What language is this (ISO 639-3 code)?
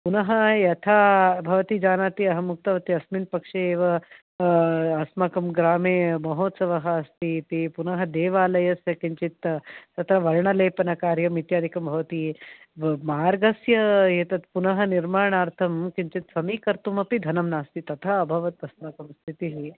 san